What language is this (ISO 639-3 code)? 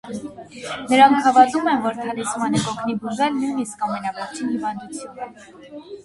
hye